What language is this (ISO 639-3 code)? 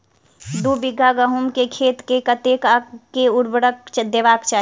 mai